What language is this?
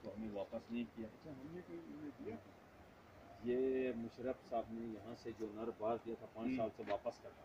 Romanian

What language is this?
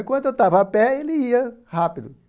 Portuguese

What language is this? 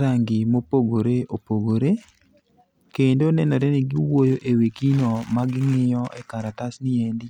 Luo (Kenya and Tanzania)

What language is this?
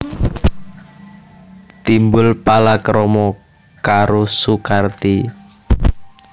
Javanese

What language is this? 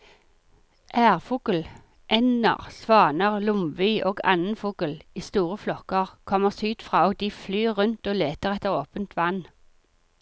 Norwegian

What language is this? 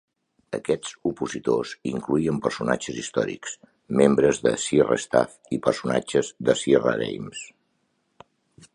Catalan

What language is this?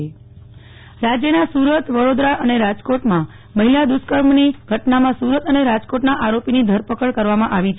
Gujarati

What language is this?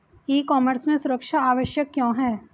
Hindi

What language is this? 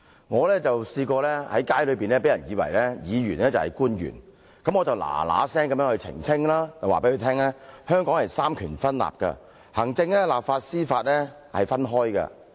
Cantonese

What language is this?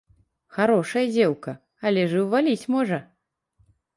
Belarusian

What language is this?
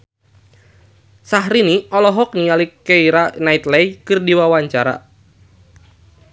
Sundanese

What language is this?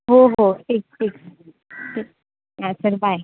Marathi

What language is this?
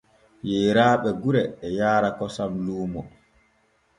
Borgu Fulfulde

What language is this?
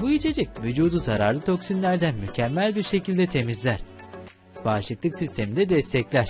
Turkish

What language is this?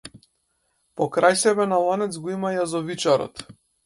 Macedonian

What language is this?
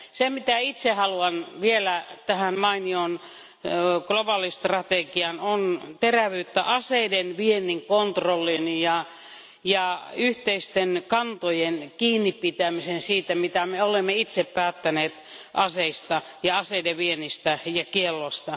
Finnish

